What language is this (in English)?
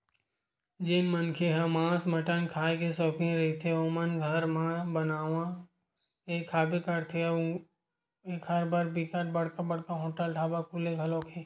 Chhattisgarhi